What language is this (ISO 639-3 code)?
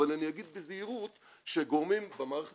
heb